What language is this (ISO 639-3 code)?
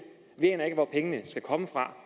dan